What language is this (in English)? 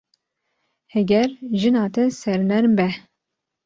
Kurdish